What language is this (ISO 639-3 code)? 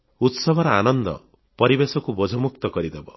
ori